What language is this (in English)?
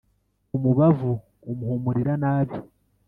Kinyarwanda